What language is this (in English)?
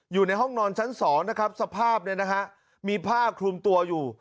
Thai